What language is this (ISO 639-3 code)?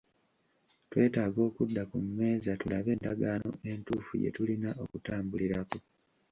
lug